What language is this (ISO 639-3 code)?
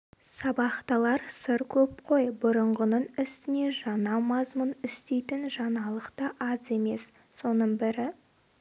kaz